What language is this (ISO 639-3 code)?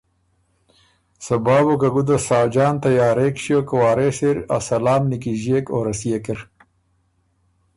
oru